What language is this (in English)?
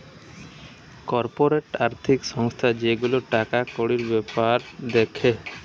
Bangla